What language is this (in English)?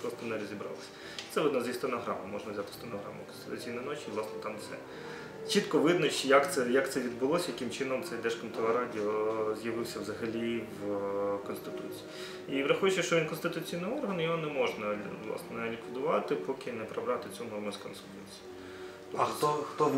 Ukrainian